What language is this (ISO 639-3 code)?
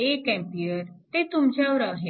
mar